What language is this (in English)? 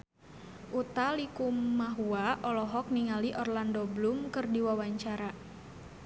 Sundanese